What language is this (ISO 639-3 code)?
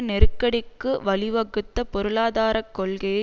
tam